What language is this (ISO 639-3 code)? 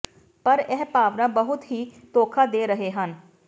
pan